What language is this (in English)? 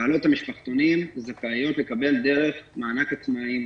Hebrew